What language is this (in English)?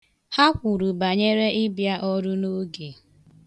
Igbo